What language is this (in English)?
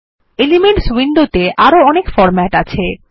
Bangla